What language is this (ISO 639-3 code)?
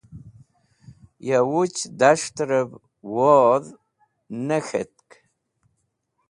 wbl